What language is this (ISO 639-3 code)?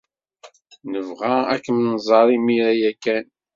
kab